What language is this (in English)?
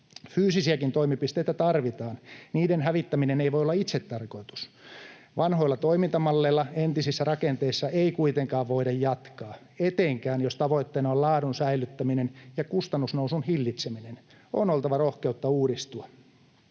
Finnish